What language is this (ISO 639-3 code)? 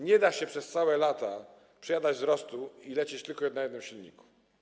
pol